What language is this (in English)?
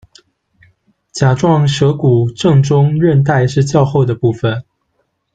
Chinese